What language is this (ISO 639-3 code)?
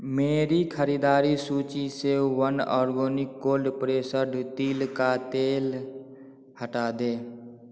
hin